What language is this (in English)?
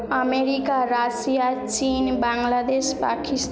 Bangla